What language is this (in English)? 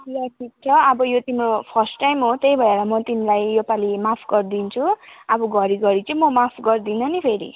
Nepali